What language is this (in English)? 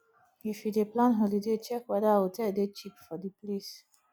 Nigerian Pidgin